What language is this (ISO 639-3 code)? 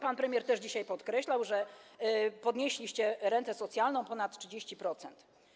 pol